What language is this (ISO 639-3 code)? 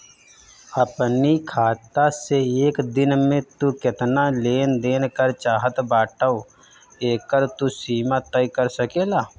bho